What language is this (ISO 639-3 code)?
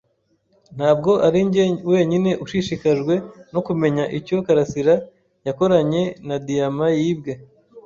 kin